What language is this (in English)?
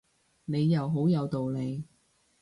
Cantonese